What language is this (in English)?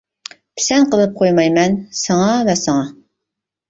Uyghur